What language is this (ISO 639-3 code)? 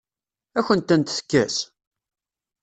kab